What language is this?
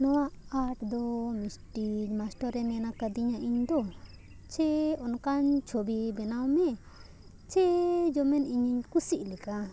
Santali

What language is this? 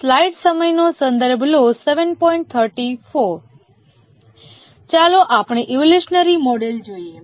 Gujarati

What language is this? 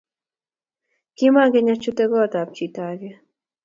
Kalenjin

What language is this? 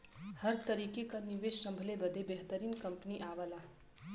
Bhojpuri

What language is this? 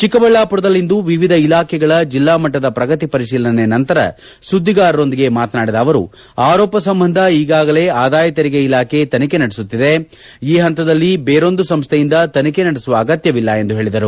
Kannada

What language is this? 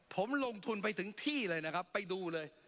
Thai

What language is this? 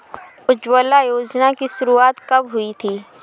Hindi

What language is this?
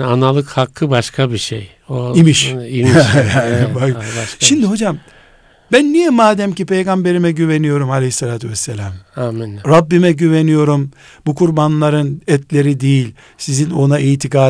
Turkish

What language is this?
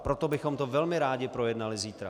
Czech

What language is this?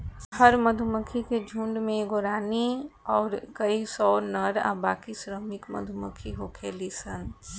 Bhojpuri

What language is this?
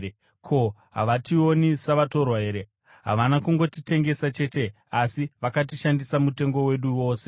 Shona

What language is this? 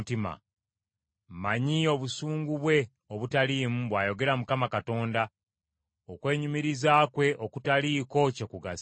Ganda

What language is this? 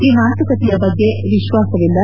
Kannada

